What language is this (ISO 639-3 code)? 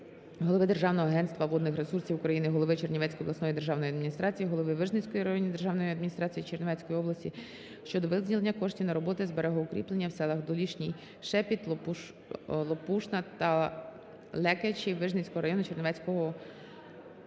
ukr